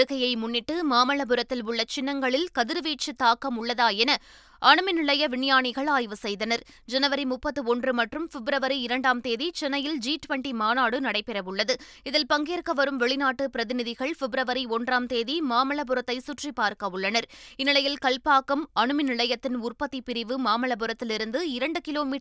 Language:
Tamil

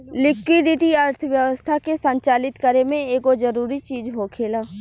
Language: Bhojpuri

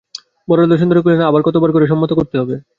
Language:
Bangla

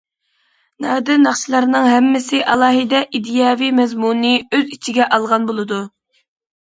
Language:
Uyghur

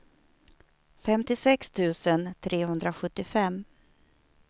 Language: Swedish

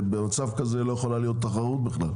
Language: Hebrew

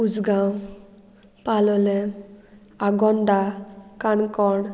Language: Konkani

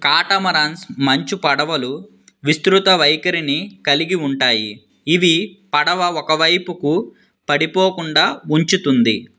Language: Telugu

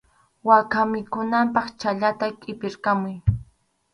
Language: Arequipa-La Unión Quechua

